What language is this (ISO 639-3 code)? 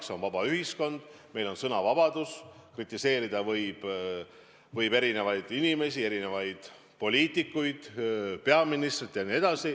est